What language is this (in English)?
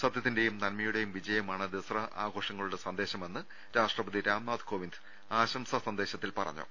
Malayalam